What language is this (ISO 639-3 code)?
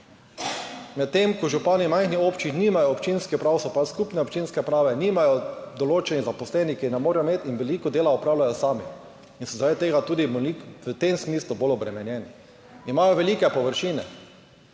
slv